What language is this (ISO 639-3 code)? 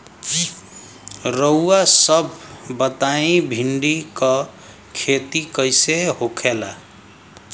bho